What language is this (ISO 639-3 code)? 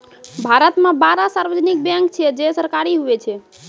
mai